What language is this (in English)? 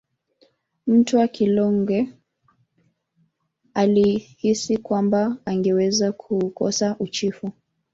Swahili